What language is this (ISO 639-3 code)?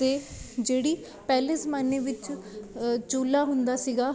pan